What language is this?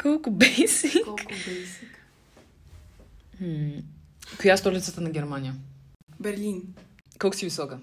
Bulgarian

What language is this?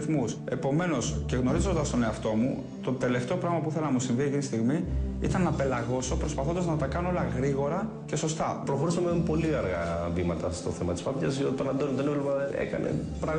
Greek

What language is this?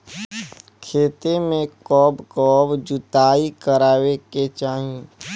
Bhojpuri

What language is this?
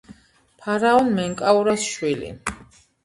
Georgian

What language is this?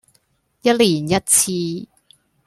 Cantonese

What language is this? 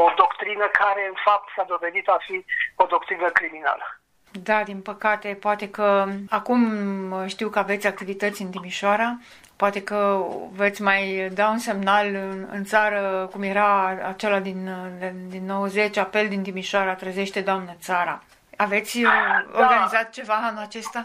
Romanian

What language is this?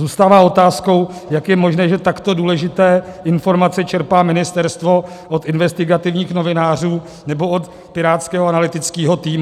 Czech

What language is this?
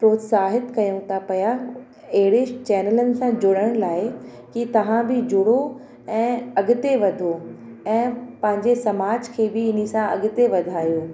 Sindhi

